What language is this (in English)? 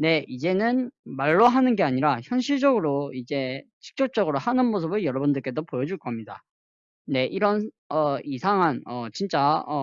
Korean